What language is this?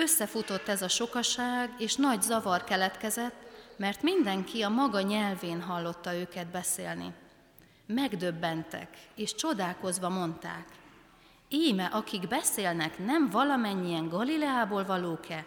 Hungarian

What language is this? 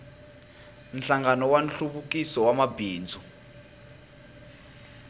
Tsonga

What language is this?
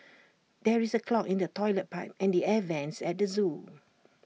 English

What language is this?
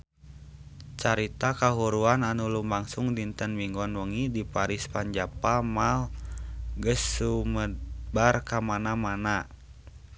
Sundanese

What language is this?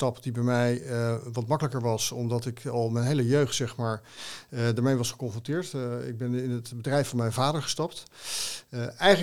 Dutch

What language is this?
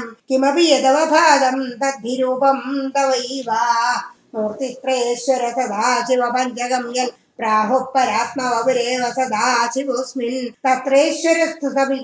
Tamil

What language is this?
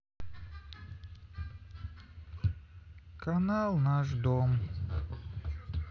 Russian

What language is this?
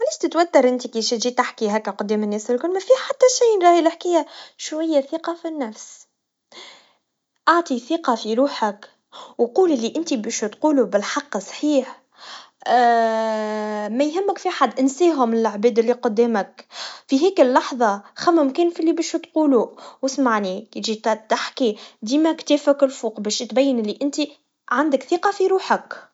Tunisian Arabic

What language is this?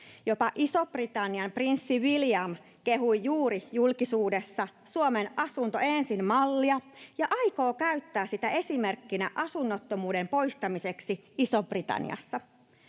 Finnish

